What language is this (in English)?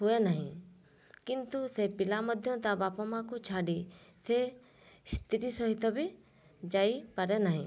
Odia